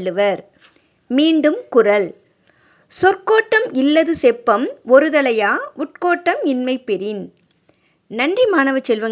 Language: Tamil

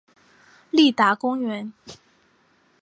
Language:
Chinese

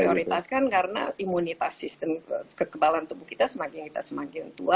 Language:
Indonesian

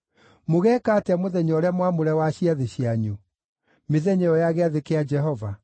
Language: Kikuyu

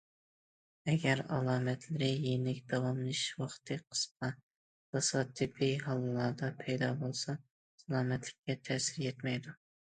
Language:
Uyghur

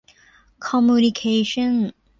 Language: Thai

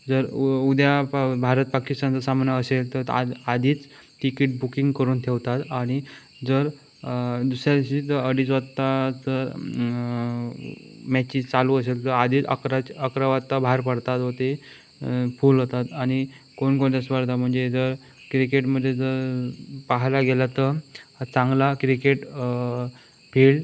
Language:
Marathi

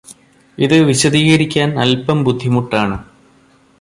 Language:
Malayalam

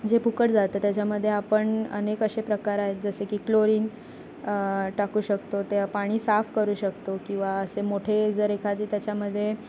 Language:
Marathi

